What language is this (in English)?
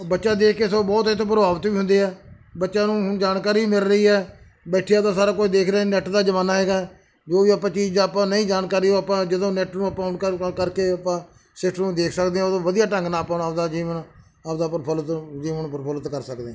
Punjabi